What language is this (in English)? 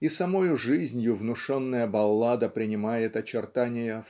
Russian